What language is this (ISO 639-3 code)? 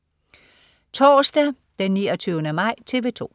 dan